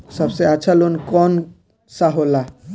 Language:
Bhojpuri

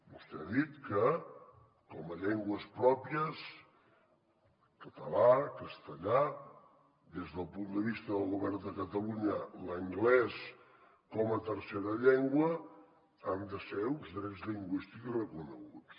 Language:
Catalan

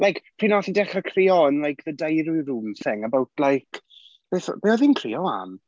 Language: Welsh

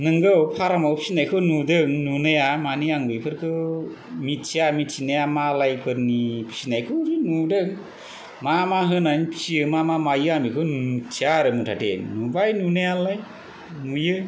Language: Bodo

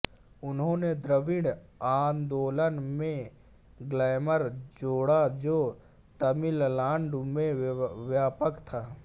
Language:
Hindi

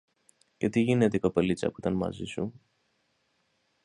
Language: Greek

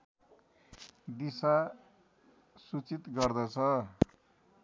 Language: Nepali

